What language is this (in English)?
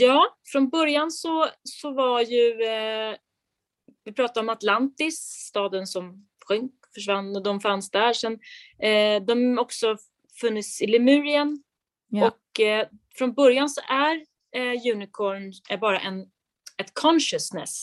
Swedish